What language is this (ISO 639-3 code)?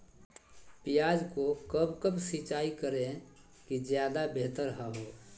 mag